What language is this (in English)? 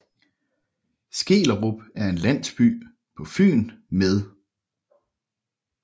Danish